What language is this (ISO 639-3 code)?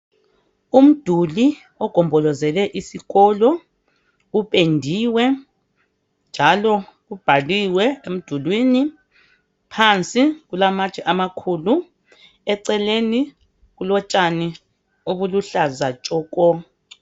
nde